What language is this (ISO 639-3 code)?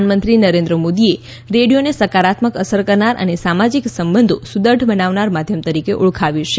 guj